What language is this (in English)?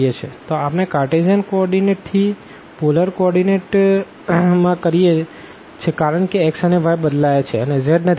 Gujarati